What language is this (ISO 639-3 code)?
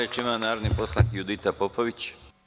srp